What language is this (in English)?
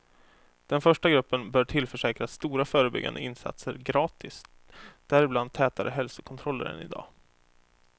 Swedish